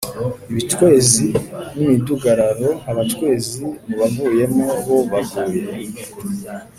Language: Kinyarwanda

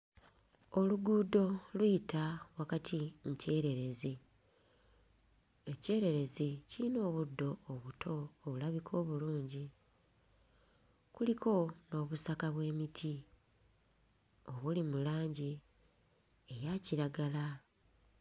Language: Ganda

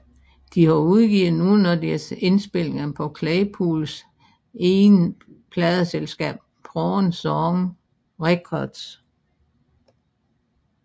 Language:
Danish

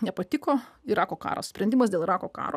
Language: Lithuanian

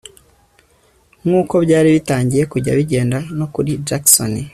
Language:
Kinyarwanda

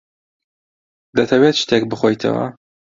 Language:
Central Kurdish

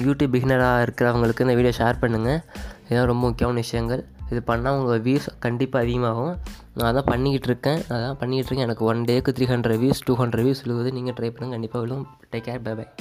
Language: Tamil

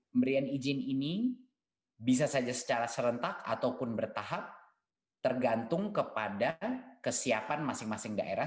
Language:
Indonesian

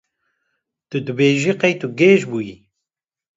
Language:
Kurdish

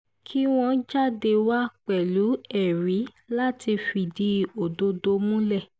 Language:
Yoruba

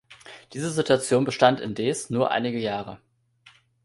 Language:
German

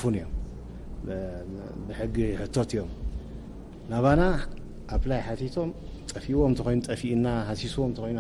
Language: Arabic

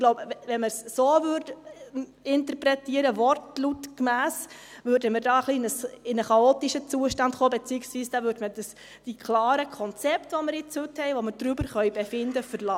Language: Swiss German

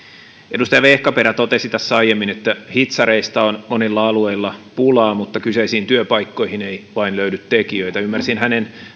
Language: Finnish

